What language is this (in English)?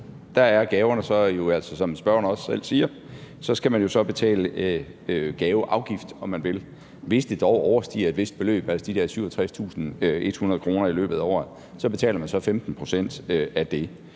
Danish